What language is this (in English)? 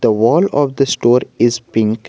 English